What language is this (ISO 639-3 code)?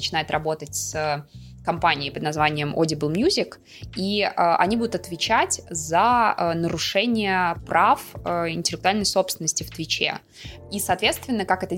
rus